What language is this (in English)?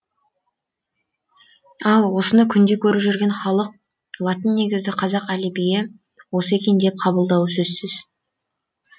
Kazakh